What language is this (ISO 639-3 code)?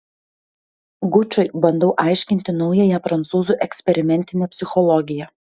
lit